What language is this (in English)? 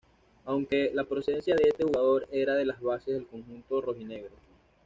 Spanish